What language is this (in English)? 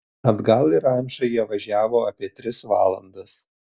Lithuanian